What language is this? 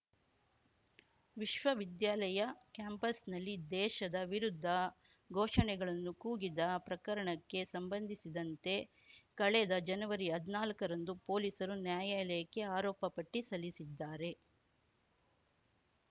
Kannada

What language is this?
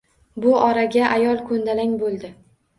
Uzbek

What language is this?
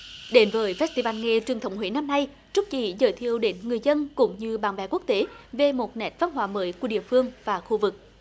Vietnamese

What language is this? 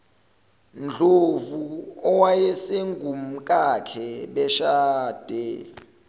Zulu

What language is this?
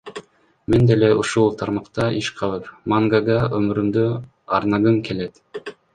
Kyrgyz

